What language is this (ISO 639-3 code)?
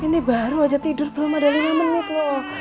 ind